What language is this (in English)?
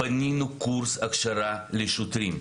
Hebrew